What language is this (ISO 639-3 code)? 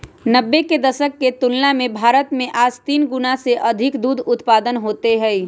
mag